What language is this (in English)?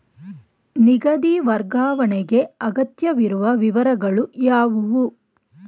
Kannada